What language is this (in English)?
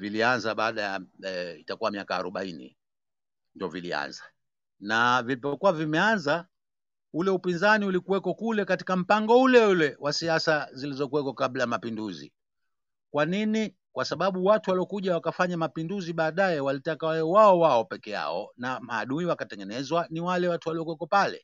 Swahili